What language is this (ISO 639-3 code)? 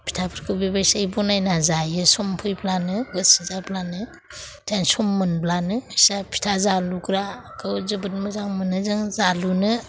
brx